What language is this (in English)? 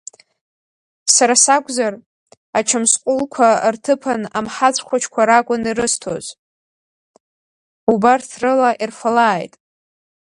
Abkhazian